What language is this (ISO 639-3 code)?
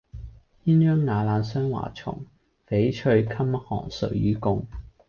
yue